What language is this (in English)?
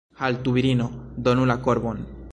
Esperanto